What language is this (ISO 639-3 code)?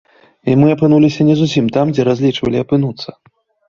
bel